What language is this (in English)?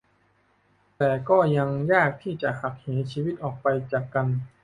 Thai